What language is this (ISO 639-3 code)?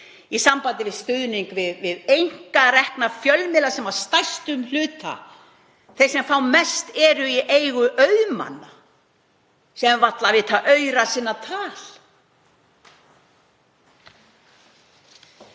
isl